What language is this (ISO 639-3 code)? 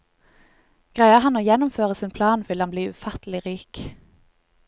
nor